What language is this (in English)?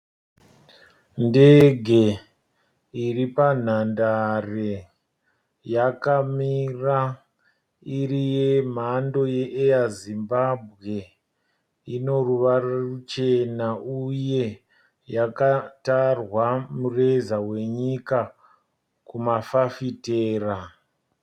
Shona